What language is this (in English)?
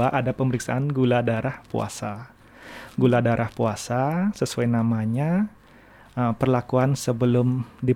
Indonesian